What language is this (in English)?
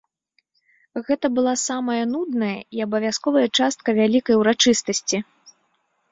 Belarusian